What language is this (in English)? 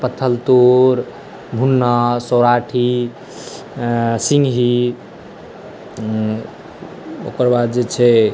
Maithili